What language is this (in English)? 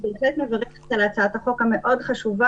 Hebrew